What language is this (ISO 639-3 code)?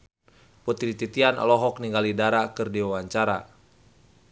sun